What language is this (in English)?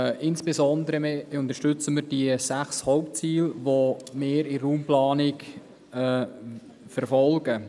Swiss German